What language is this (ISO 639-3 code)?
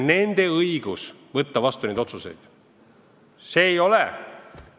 est